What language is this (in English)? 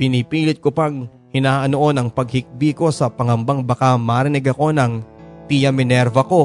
Filipino